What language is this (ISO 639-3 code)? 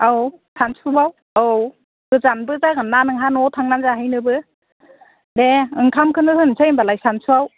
brx